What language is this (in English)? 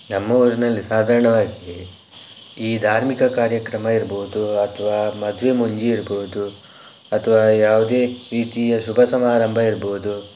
Kannada